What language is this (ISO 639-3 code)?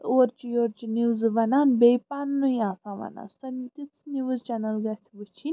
kas